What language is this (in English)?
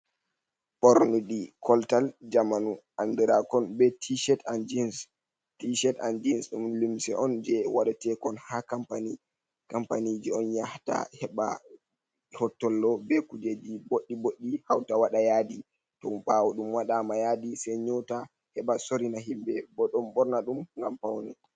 Fula